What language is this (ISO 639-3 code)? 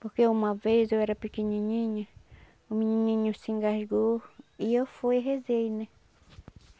por